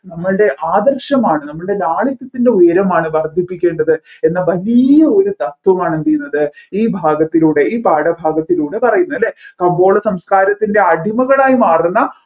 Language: Malayalam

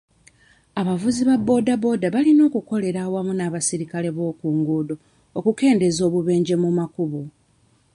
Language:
Ganda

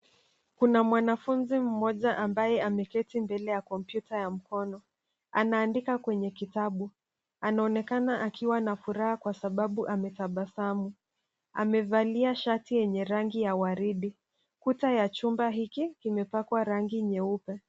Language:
Swahili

